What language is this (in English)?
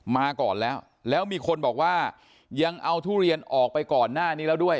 Thai